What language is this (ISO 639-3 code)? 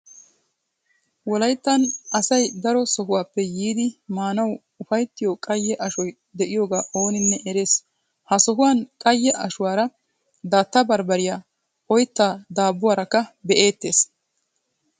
wal